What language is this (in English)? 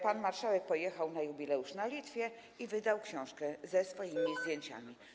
Polish